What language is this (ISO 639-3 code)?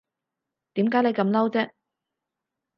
yue